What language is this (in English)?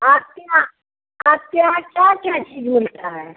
Hindi